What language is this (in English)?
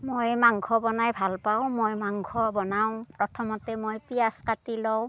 Assamese